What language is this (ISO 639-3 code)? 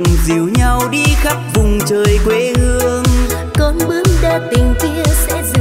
vie